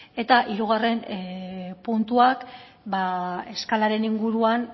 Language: Basque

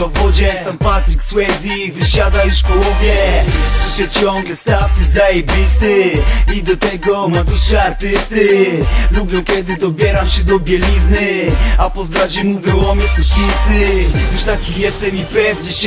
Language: Polish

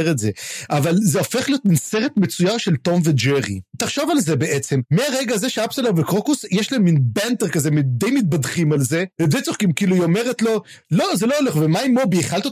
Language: Hebrew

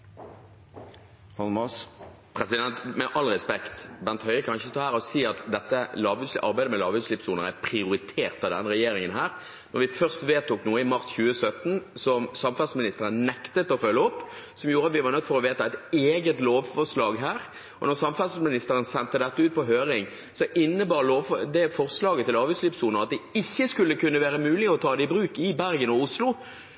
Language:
Norwegian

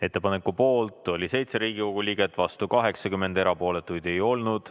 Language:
Estonian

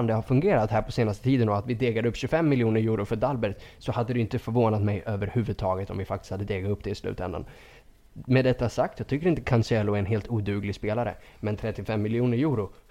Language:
Swedish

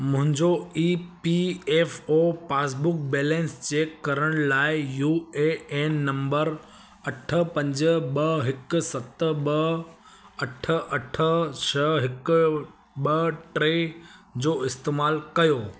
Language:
Sindhi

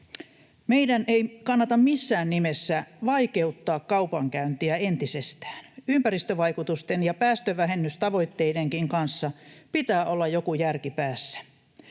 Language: Finnish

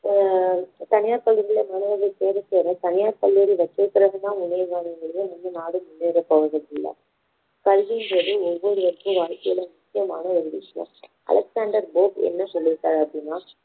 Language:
Tamil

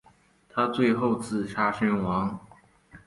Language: Chinese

